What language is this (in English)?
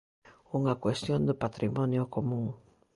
Galician